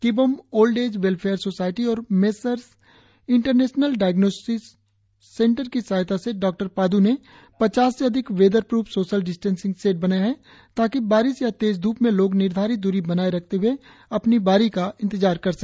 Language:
Hindi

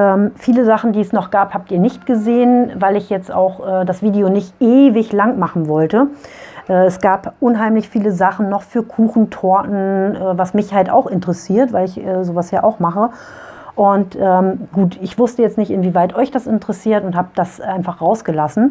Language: German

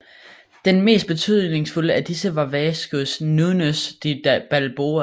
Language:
Danish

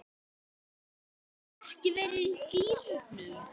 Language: Icelandic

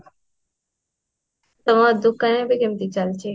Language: Odia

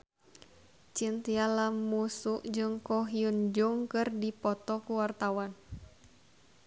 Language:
Sundanese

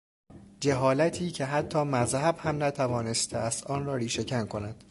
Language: Persian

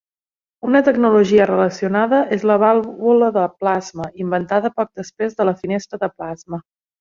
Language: Catalan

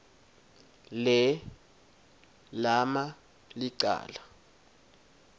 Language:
Swati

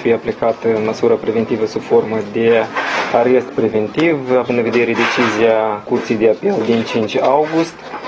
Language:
Romanian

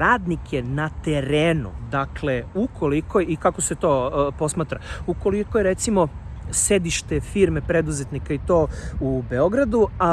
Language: Serbian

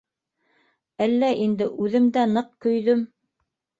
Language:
Bashkir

